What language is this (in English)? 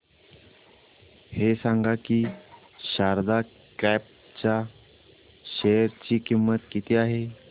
Marathi